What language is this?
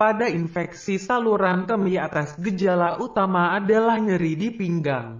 Indonesian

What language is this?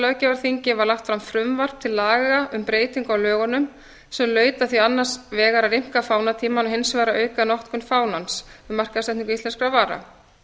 Icelandic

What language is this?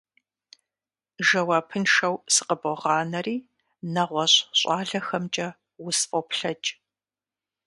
Kabardian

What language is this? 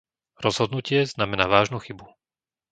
Slovak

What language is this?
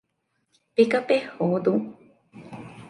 Divehi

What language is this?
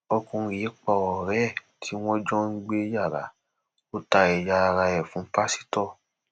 Yoruba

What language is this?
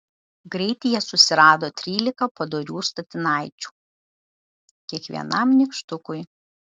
Lithuanian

